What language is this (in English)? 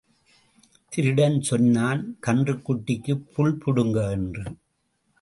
Tamil